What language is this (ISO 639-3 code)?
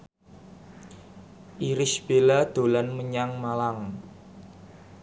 jav